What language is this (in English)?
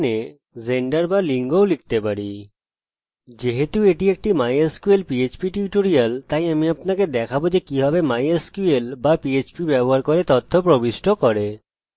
Bangla